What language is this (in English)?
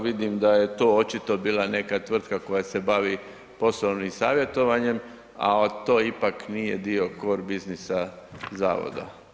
Croatian